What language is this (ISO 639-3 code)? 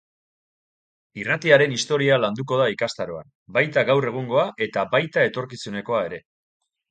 eus